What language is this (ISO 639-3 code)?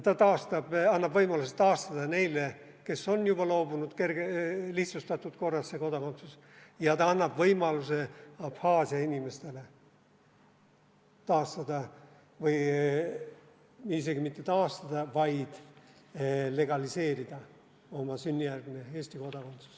est